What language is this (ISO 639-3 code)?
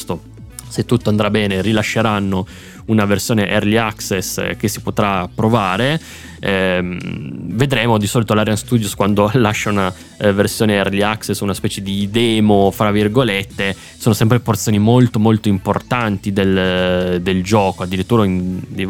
ita